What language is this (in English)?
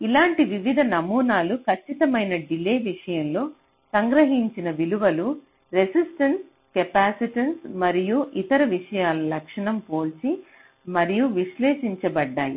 Telugu